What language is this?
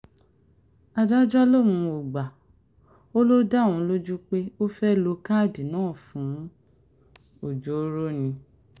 Yoruba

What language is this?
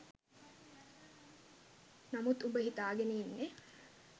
Sinhala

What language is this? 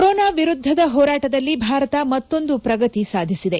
Kannada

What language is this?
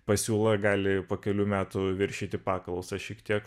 Lithuanian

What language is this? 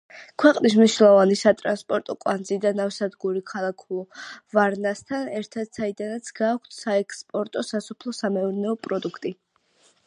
Georgian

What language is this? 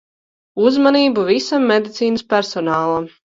Latvian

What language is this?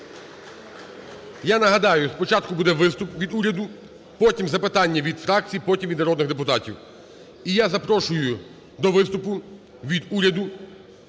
Ukrainian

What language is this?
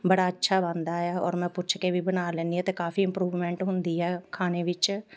Punjabi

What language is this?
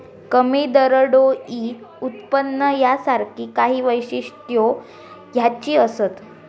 Marathi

